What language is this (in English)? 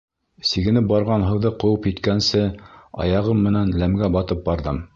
Bashkir